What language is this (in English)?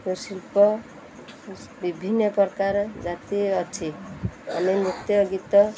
Odia